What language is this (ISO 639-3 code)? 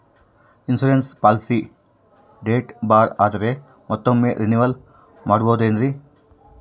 kan